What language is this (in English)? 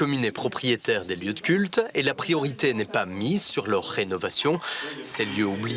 French